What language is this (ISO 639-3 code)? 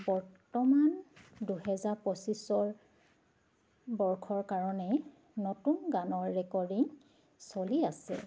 asm